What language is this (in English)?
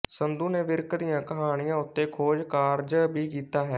Punjabi